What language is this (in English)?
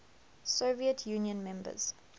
English